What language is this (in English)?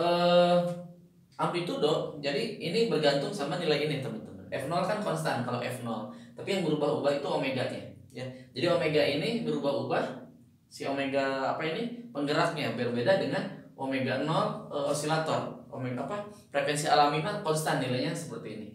Indonesian